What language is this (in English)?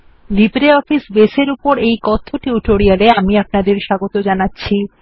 Bangla